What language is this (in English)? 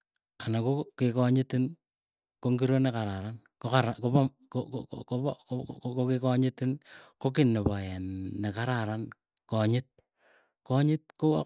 Keiyo